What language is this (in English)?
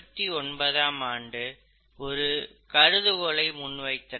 Tamil